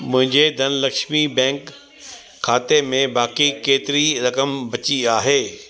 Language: Sindhi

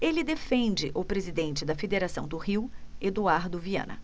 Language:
Portuguese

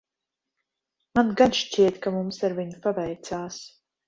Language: Latvian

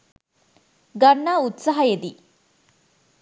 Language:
Sinhala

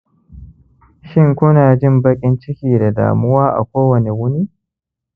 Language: Hausa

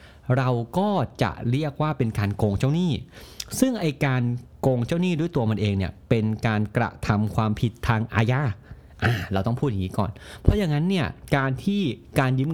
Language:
Thai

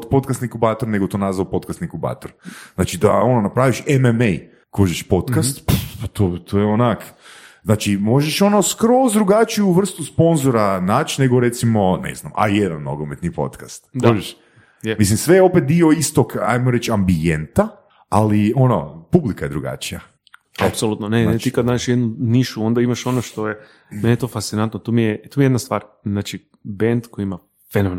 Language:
Croatian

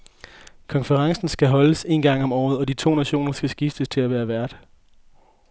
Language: Danish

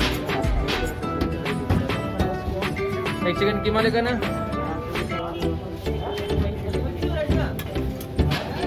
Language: Indonesian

